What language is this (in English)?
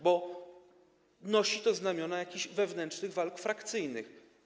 Polish